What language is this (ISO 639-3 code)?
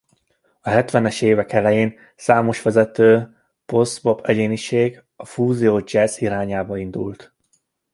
hun